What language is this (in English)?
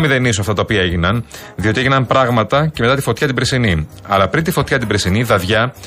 Greek